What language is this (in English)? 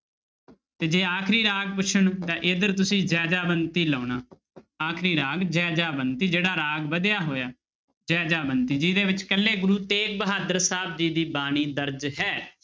Punjabi